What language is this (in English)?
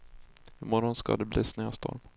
Swedish